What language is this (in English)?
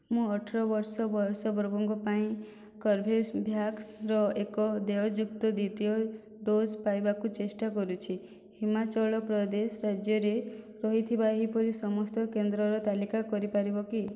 Odia